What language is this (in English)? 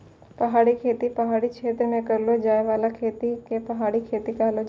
Maithili